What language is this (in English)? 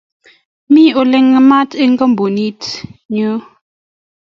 Kalenjin